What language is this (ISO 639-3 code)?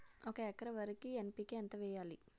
tel